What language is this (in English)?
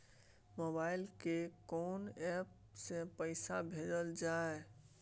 Maithili